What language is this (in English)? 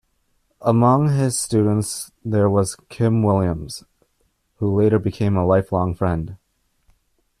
English